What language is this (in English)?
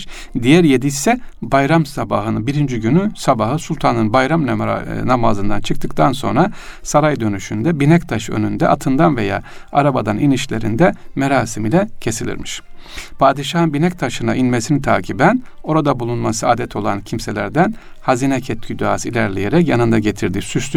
Turkish